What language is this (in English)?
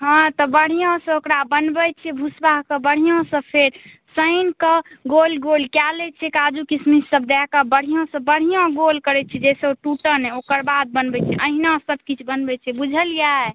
Maithili